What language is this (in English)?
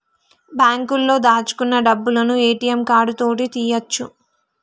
Telugu